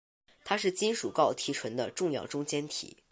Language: Chinese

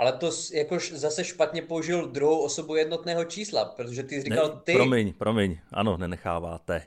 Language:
Czech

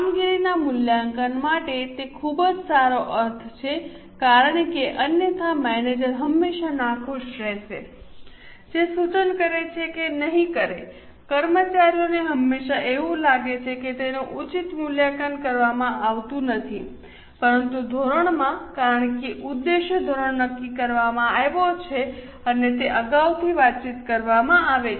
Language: Gujarati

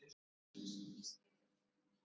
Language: Icelandic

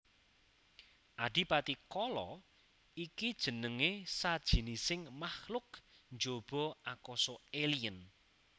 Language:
Javanese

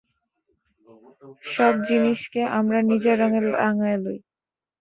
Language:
Bangla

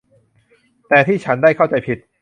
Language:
Thai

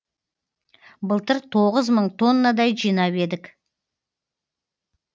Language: Kazakh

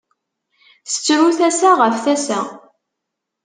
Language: Kabyle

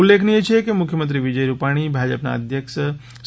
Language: Gujarati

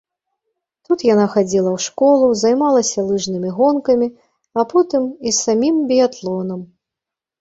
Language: Belarusian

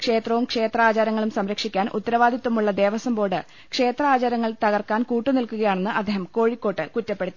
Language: Malayalam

